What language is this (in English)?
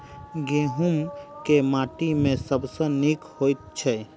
Maithili